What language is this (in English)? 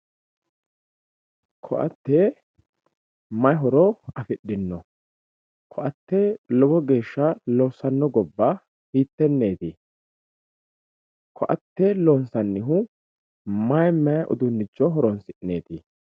Sidamo